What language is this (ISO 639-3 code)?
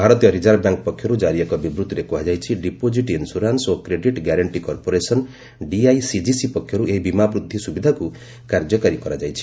ori